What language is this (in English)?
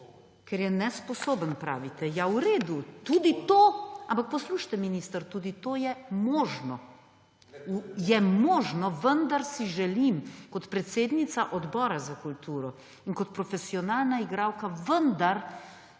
Slovenian